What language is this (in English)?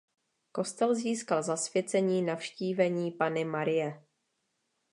Czech